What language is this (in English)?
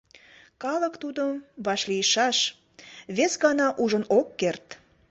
Mari